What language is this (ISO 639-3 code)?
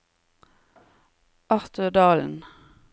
nor